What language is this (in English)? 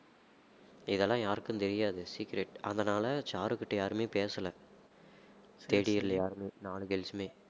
Tamil